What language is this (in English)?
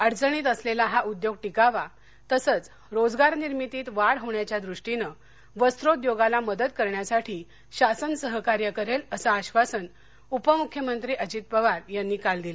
Marathi